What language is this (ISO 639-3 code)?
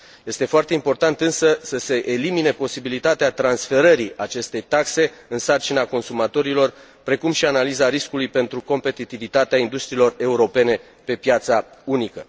ron